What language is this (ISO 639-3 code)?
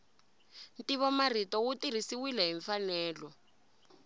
tso